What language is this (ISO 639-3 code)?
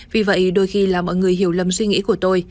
vie